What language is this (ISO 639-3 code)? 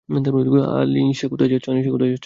ben